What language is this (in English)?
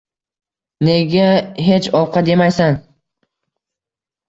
Uzbek